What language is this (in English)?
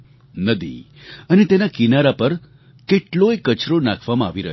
Gujarati